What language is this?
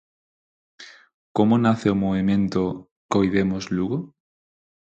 Galician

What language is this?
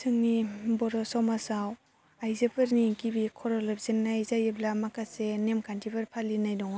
Bodo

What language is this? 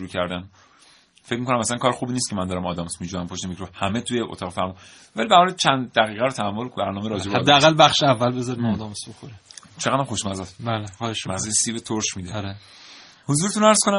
Persian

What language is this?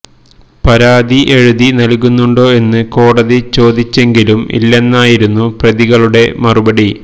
Malayalam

